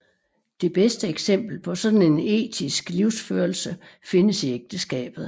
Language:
Danish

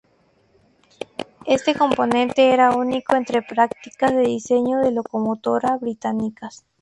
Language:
Spanish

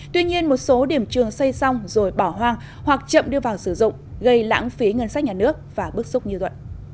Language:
Vietnamese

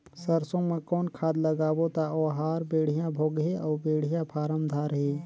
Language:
Chhattisgarhi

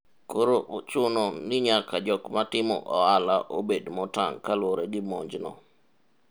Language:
Luo (Kenya and Tanzania)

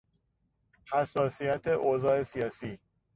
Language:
Persian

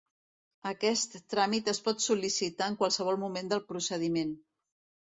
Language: Catalan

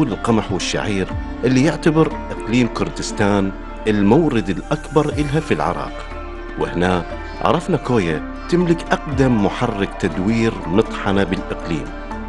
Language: Arabic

